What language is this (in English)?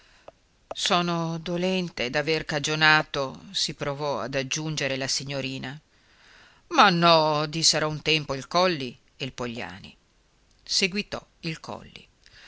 Italian